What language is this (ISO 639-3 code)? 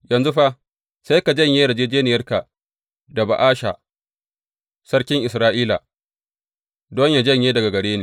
hau